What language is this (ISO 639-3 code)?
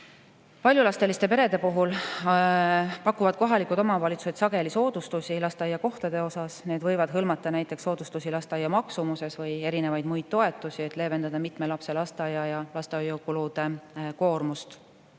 est